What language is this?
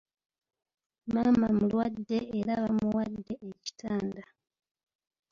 Ganda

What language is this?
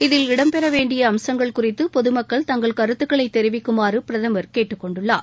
Tamil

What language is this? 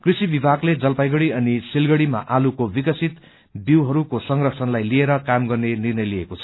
Nepali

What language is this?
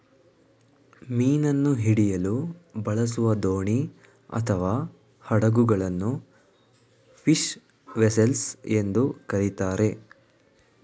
Kannada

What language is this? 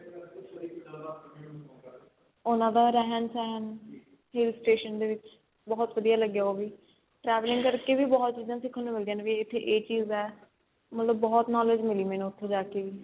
Punjabi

